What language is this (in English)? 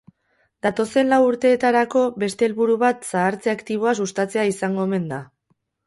Basque